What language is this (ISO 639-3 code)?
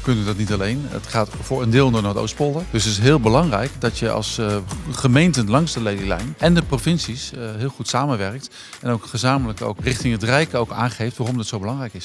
nld